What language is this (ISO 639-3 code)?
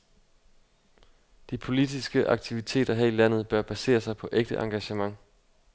dan